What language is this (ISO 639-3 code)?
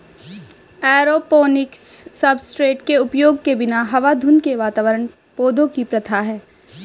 hin